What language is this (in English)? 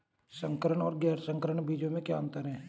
Hindi